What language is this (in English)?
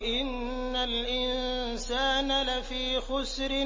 Arabic